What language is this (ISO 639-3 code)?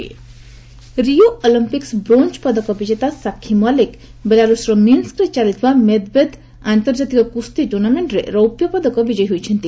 ori